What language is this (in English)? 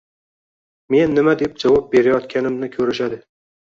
Uzbek